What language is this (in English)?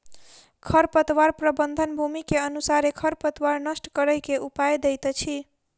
Maithili